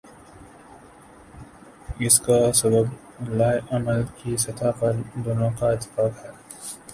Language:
Urdu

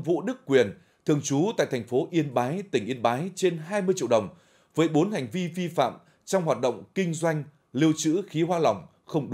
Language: Vietnamese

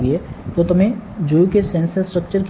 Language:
Gujarati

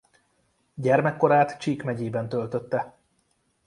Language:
Hungarian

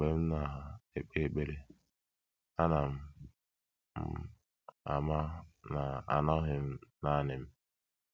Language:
Igbo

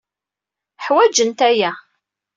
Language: Kabyle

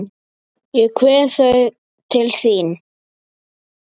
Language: Icelandic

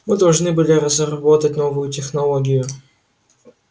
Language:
Russian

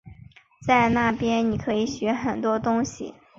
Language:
Chinese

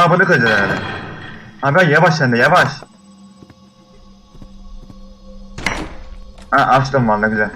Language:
Turkish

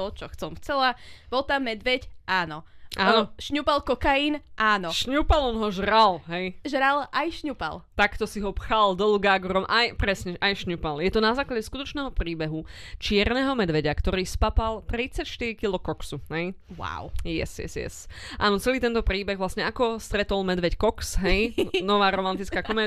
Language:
Slovak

